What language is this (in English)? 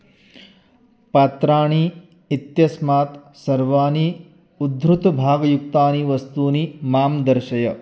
Sanskrit